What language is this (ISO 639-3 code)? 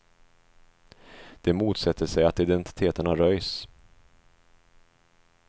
swe